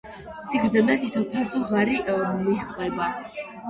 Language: Georgian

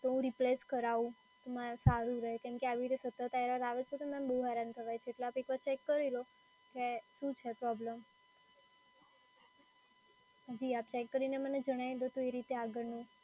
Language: Gujarati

